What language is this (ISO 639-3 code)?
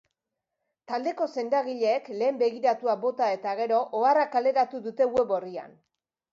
eus